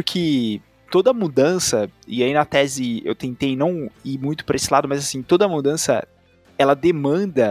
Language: Portuguese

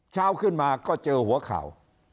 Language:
Thai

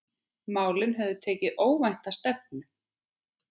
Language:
Icelandic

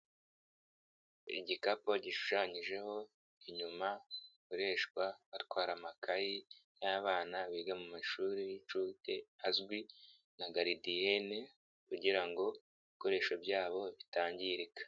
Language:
Kinyarwanda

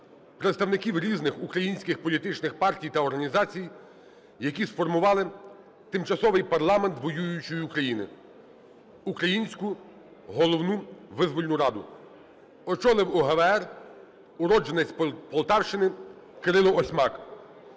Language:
Ukrainian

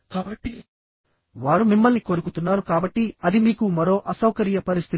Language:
Telugu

